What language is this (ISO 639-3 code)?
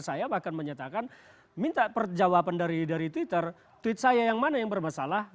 ind